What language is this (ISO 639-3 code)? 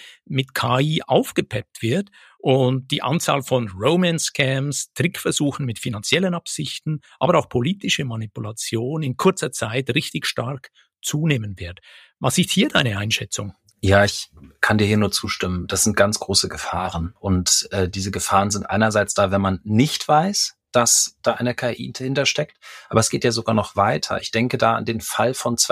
deu